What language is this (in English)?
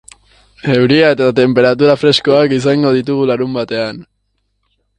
Basque